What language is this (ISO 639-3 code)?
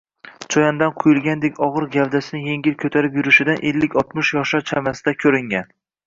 uzb